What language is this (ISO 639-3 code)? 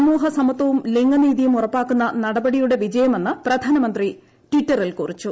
mal